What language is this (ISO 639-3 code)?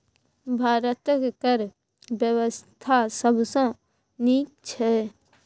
mai